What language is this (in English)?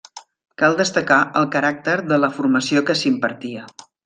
Catalan